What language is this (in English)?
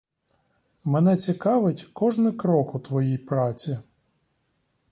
Ukrainian